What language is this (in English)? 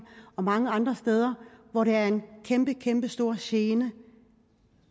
Danish